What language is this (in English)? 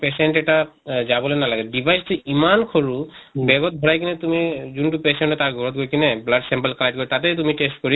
Assamese